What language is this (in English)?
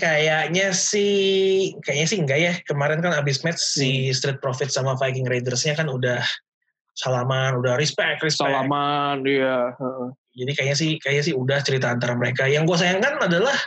Indonesian